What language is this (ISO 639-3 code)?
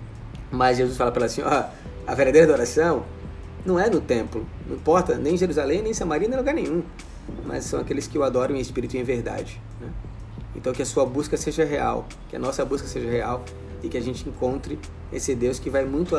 por